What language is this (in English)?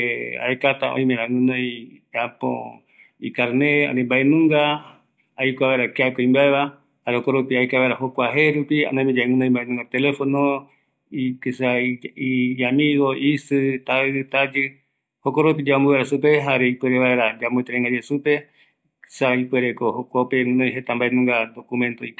Eastern Bolivian Guaraní